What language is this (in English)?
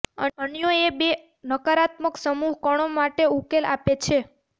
Gujarati